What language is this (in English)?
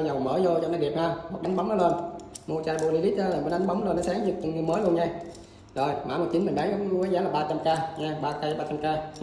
Vietnamese